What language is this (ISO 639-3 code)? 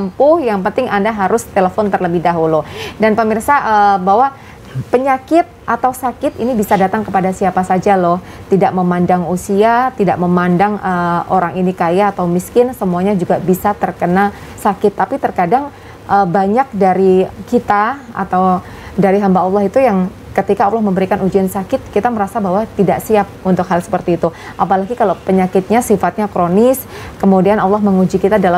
ind